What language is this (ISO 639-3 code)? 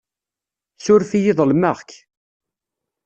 kab